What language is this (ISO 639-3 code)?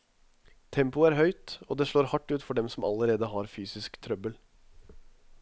nor